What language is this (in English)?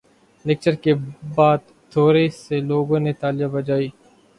Urdu